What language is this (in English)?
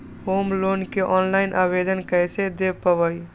Magahi